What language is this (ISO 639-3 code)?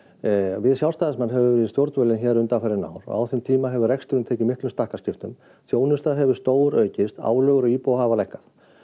isl